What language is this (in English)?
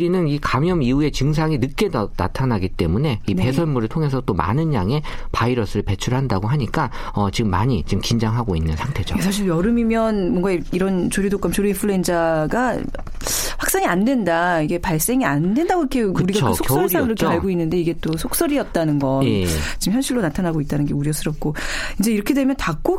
Korean